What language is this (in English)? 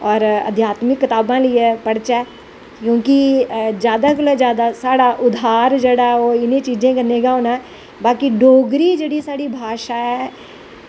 Dogri